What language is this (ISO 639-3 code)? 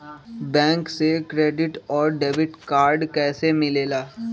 mag